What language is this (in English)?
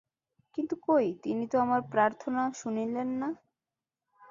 Bangla